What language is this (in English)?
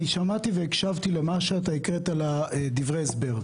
Hebrew